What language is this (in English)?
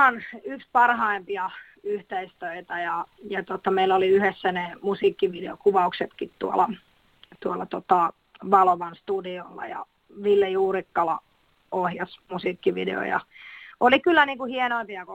Finnish